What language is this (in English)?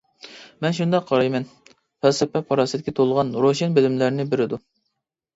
Uyghur